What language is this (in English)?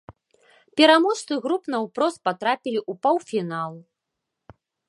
Belarusian